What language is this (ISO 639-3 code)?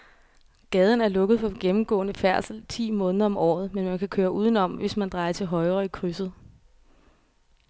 dan